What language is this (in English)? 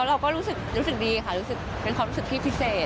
Thai